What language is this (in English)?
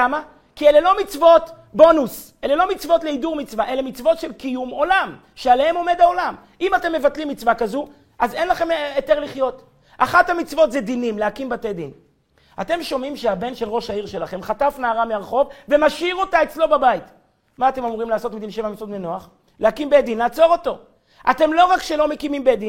Hebrew